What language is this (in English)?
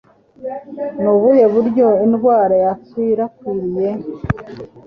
Kinyarwanda